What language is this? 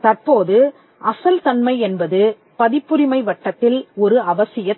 Tamil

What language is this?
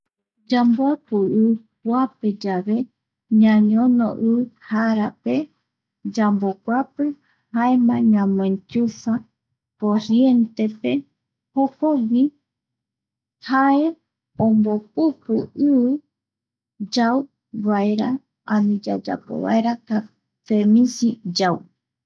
Eastern Bolivian Guaraní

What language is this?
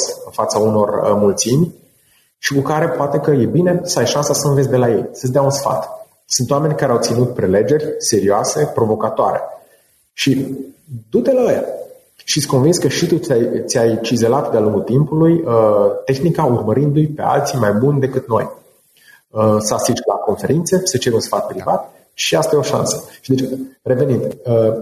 Romanian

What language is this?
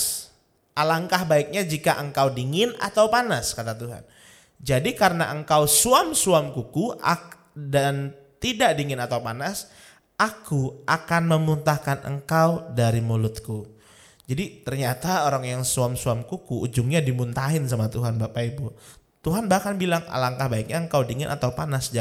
Indonesian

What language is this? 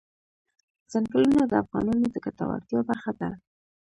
Pashto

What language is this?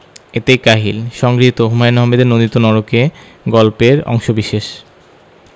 Bangla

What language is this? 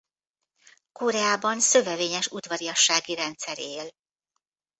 Hungarian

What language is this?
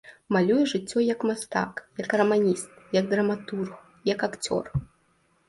Belarusian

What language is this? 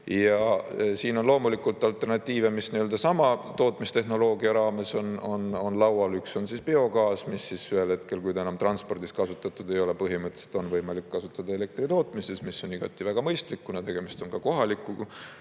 Estonian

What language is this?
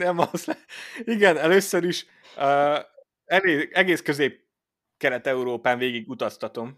Hungarian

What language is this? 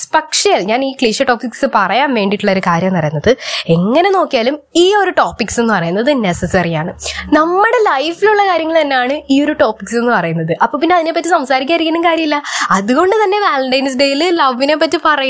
Malayalam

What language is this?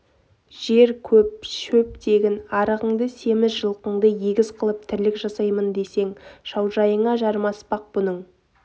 Kazakh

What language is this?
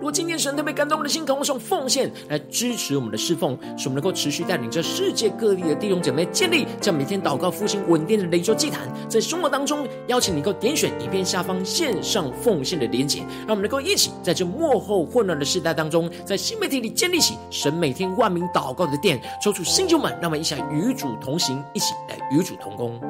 Chinese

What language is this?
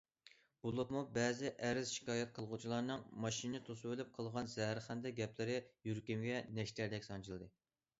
Uyghur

